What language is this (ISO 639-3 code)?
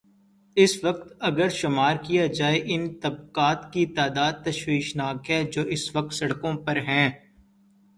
urd